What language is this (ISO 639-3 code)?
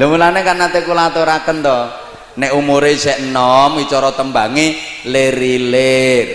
ind